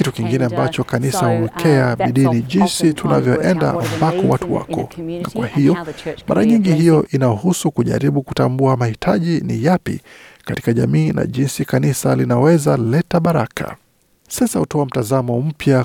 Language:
Swahili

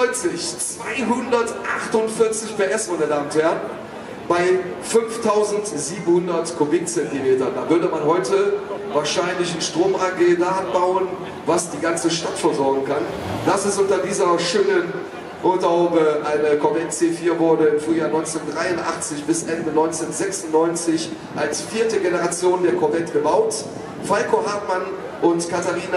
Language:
German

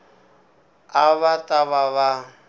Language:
Tsonga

